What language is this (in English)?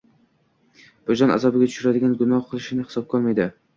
Uzbek